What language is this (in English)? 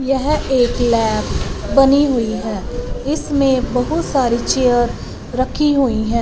Hindi